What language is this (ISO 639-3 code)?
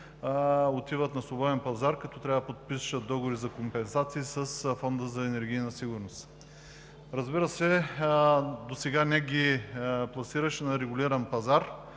bul